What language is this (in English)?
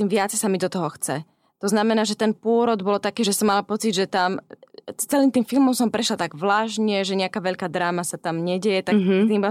Slovak